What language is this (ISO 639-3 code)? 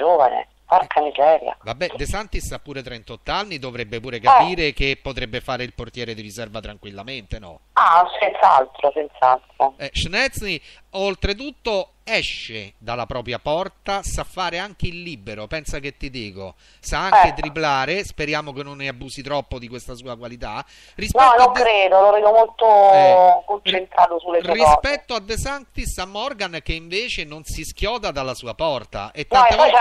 ita